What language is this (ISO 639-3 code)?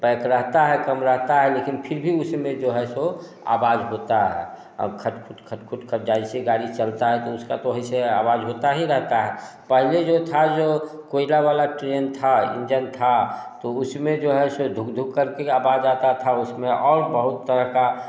hin